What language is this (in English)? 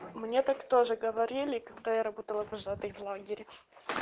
Russian